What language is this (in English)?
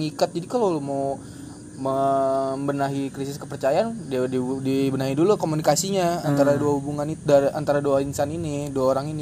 Indonesian